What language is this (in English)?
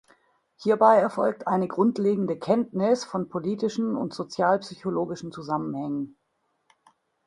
German